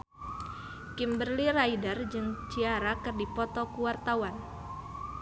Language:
Sundanese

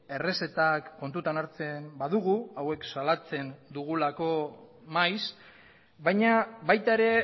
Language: Basque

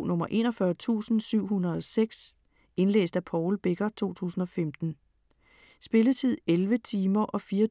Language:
Danish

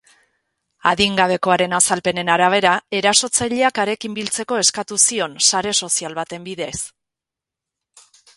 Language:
Basque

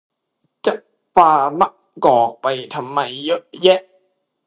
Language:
Thai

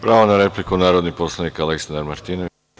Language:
Serbian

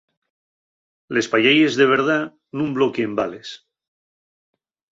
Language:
Asturian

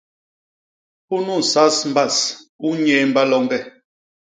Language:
Basaa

